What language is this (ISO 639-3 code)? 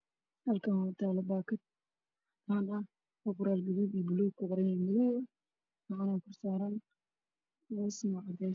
som